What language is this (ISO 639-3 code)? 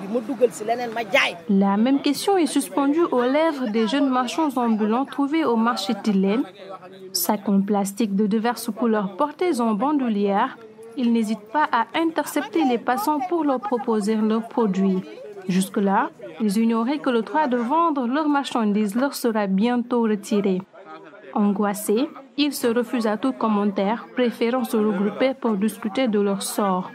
fra